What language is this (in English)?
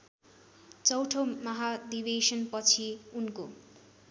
Nepali